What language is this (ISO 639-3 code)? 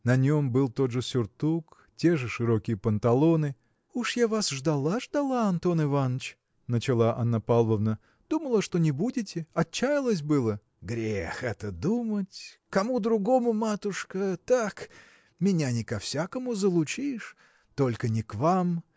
rus